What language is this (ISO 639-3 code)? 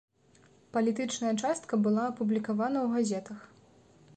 bel